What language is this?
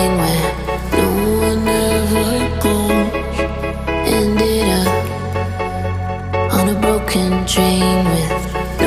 English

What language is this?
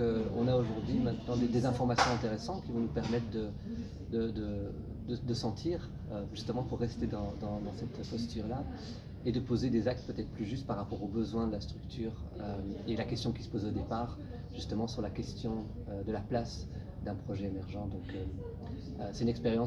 French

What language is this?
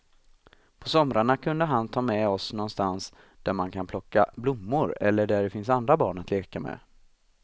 Swedish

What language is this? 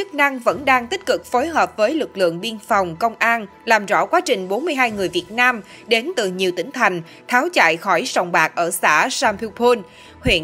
Vietnamese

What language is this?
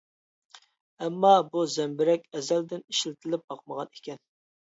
Uyghur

